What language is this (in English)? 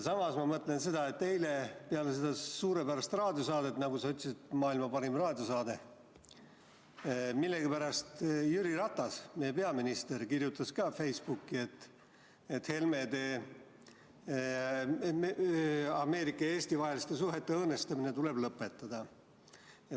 Estonian